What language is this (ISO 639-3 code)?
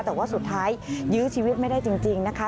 tha